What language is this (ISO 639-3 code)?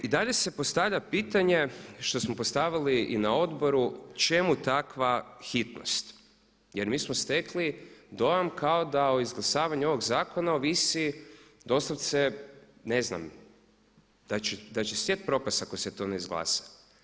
hrv